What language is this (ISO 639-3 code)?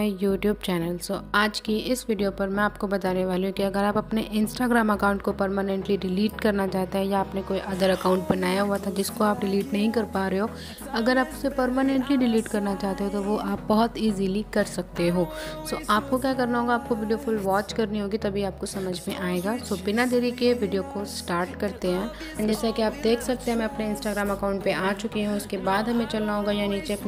hin